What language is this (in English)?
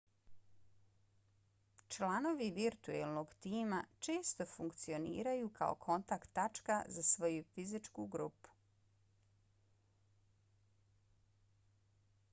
Bosnian